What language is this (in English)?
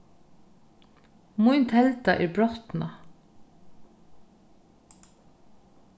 Faroese